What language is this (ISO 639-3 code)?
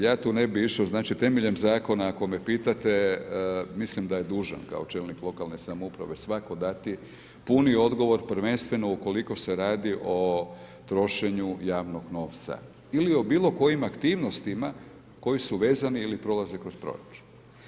hrv